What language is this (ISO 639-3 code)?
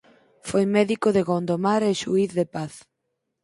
glg